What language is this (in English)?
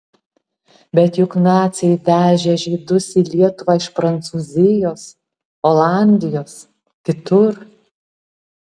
Lithuanian